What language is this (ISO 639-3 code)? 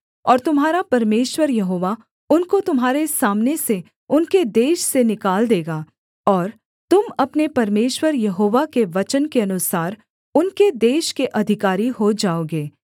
hin